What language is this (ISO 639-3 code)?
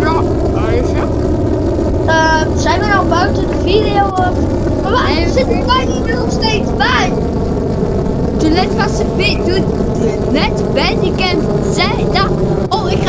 nld